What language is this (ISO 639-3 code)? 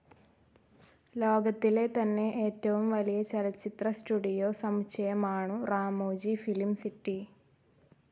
mal